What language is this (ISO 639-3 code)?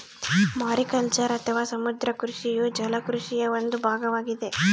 kan